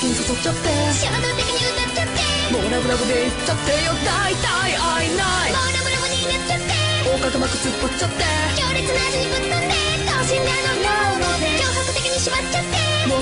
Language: Bulgarian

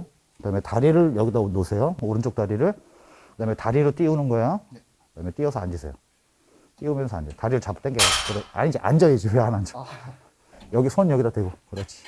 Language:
Korean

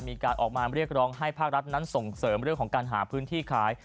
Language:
Thai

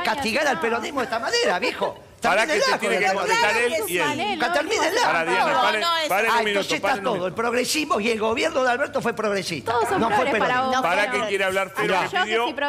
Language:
Spanish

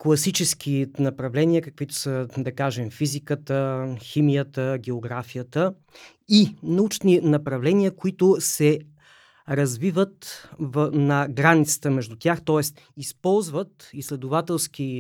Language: Bulgarian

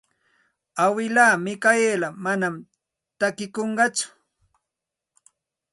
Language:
Santa Ana de Tusi Pasco Quechua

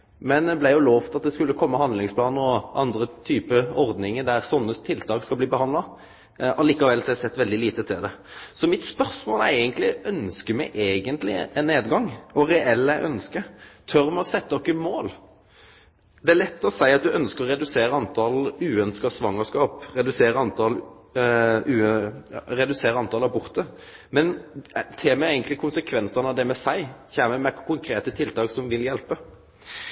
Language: Norwegian Nynorsk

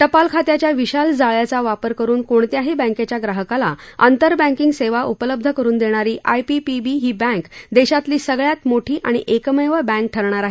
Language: Marathi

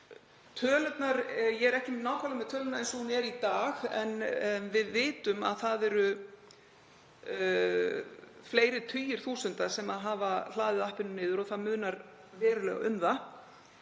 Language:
Icelandic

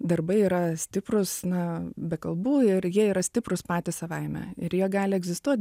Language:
Lithuanian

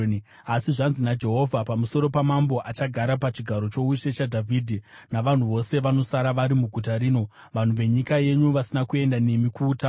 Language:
Shona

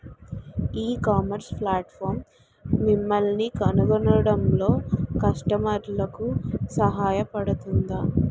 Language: Telugu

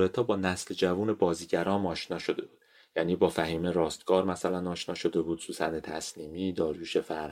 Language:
Persian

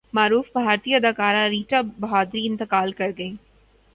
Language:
Urdu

